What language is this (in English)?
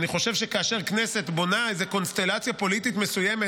Hebrew